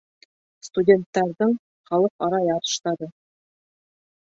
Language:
Bashkir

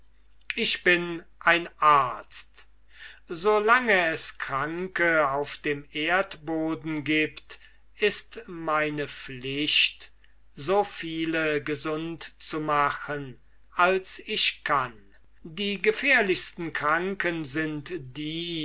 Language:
German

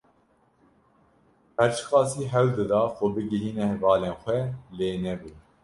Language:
Kurdish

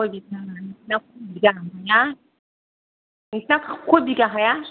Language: Bodo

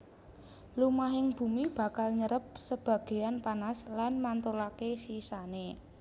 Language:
Javanese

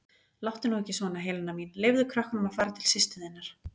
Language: Icelandic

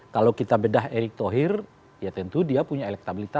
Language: Indonesian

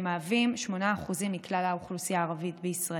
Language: Hebrew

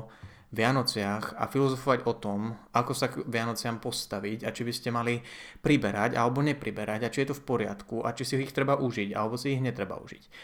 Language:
Slovak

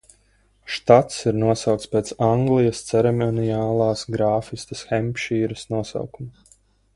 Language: Latvian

